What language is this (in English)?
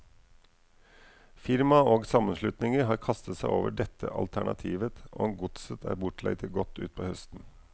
Norwegian